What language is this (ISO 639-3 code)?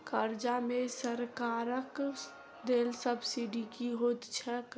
mai